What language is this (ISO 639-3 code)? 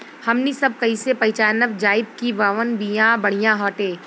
bho